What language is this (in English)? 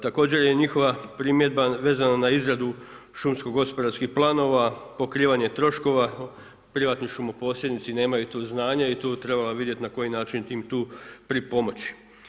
Croatian